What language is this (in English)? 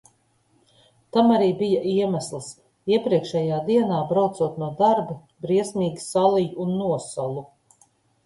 Latvian